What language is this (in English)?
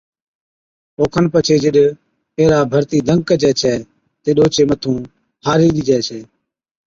Od